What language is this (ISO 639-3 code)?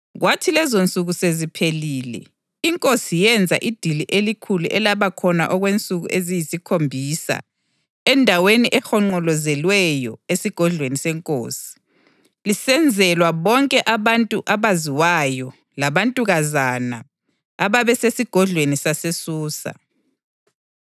nde